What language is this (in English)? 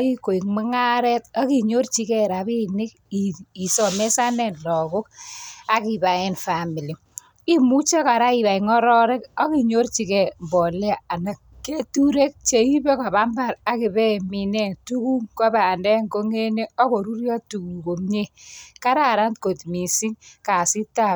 Kalenjin